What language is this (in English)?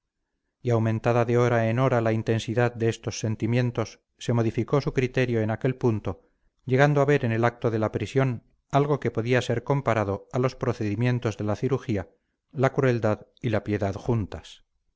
Spanish